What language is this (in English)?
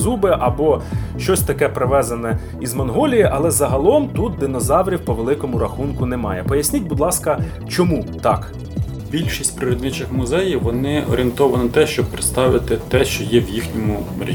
Ukrainian